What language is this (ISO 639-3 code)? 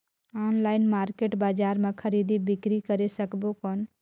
hne